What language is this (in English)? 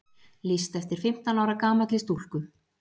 Icelandic